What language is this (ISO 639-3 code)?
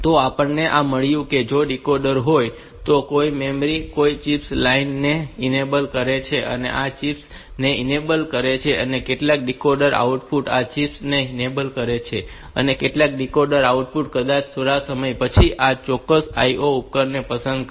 guj